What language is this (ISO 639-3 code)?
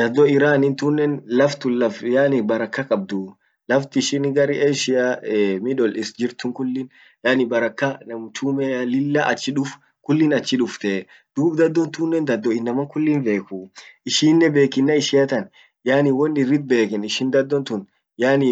orc